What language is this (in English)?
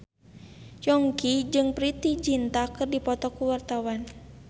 Sundanese